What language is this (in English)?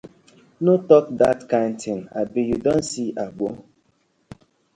Nigerian Pidgin